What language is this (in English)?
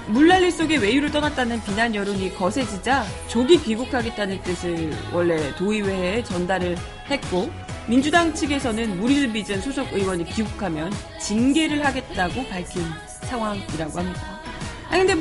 Korean